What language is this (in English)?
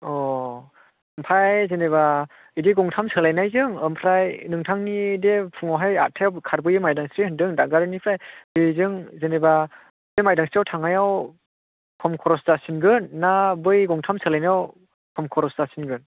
Bodo